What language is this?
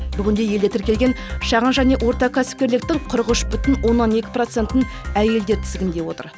Kazakh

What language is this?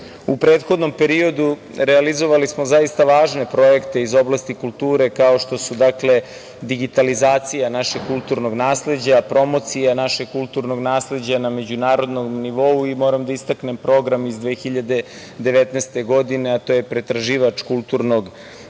Serbian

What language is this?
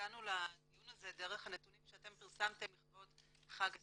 Hebrew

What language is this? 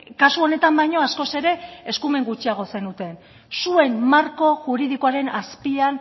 Basque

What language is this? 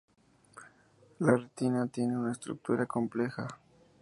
Spanish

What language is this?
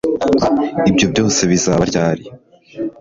Kinyarwanda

